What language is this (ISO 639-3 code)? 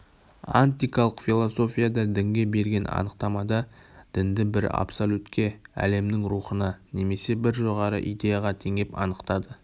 kaz